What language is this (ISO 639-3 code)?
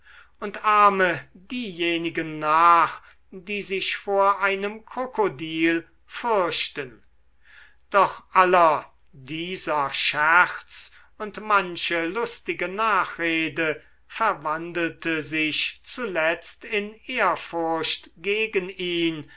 deu